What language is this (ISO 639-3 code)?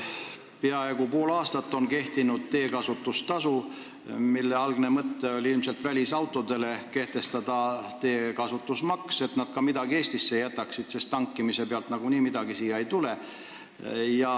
est